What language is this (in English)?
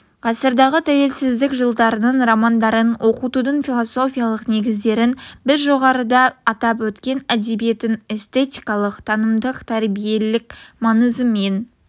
Kazakh